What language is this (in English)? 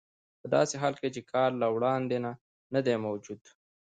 Pashto